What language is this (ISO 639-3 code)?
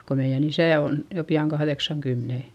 fin